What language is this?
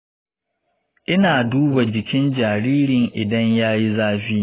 Hausa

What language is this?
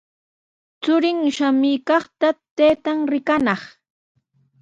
Sihuas Ancash Quechua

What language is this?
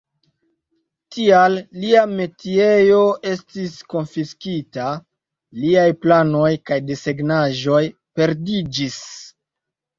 Esperanto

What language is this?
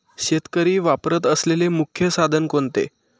Marathi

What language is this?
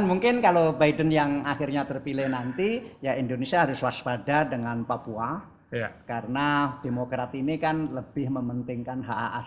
Indonesian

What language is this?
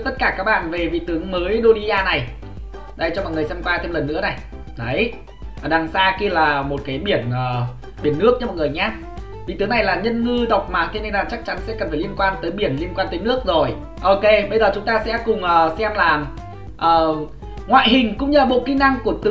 Vietnamese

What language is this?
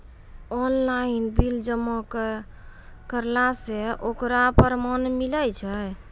Maithili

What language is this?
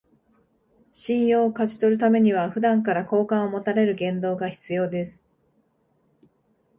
Japanese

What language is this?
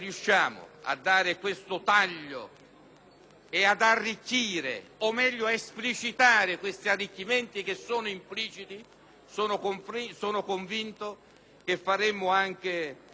Italian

